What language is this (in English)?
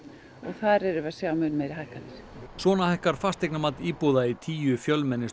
Icelandic